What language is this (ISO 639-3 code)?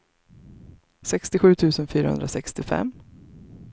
swe